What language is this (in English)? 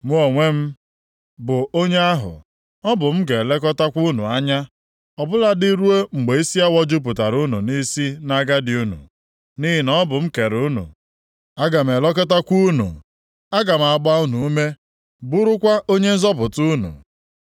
Igbo